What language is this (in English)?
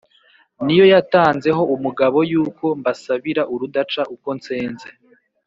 Kinyarwanda